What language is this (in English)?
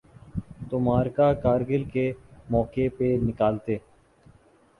Urdu